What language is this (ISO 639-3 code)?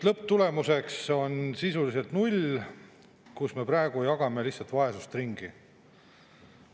est